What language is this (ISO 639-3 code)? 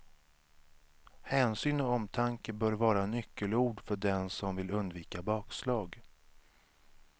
swe